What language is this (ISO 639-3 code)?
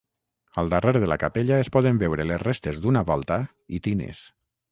cat